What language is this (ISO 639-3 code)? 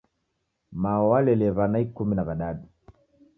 dav